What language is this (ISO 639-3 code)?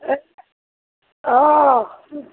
asm